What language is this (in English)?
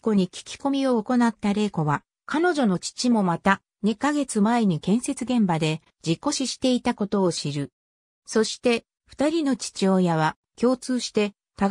Japanese